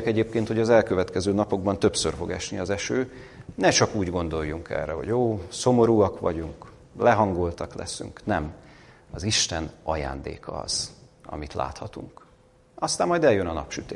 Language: Hungarian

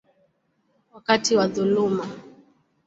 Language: Swahili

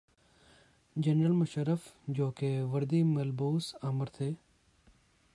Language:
Urdu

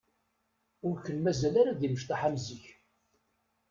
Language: Kabyle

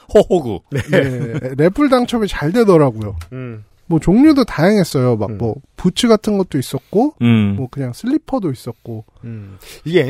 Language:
Korean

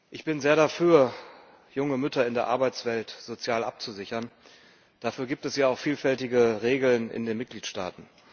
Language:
German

